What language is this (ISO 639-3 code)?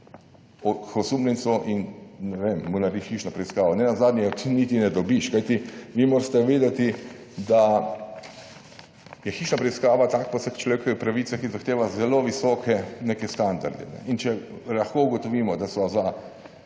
slv